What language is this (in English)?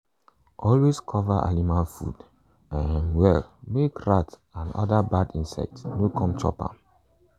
Nigerian Pidgin